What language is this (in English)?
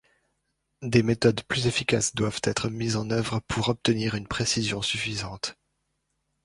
French